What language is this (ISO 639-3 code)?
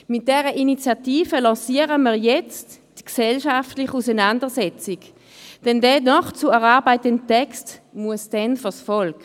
gsw